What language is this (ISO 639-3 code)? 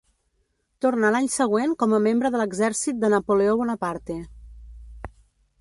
cat